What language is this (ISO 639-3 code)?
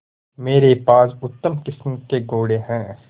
hin